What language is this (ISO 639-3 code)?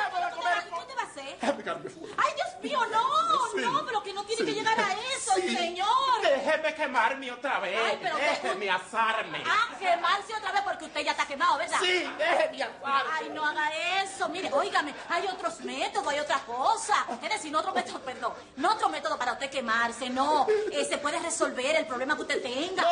spa